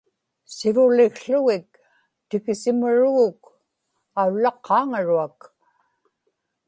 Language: Inupiaq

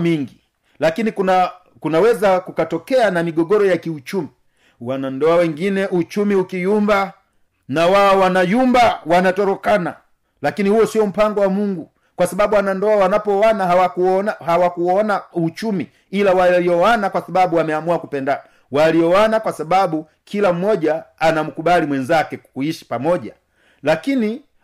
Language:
Swahili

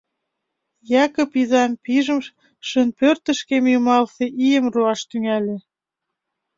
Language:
Mari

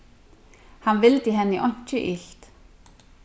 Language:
Faroese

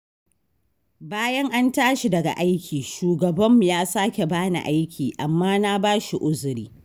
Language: Hausa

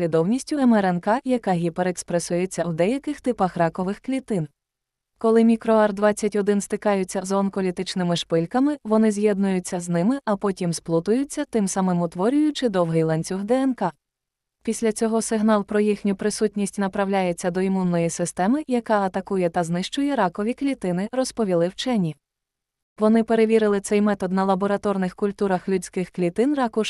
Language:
Ukrainian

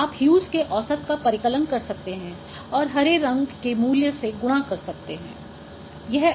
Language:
Hindi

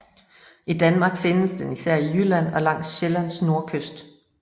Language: Danish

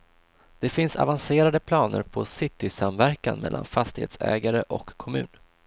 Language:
Swedish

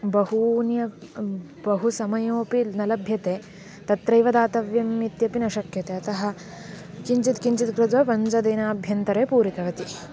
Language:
Sanskrit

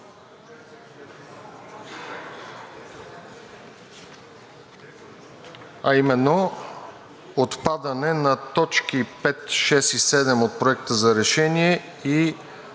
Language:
Bulgarian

